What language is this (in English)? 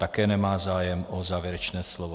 Czech